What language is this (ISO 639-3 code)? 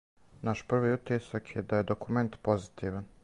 srp